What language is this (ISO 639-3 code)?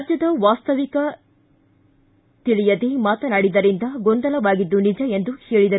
kan